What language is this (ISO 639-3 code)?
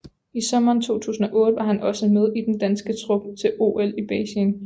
dan